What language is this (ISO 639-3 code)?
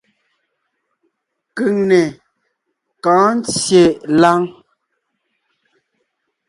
nnh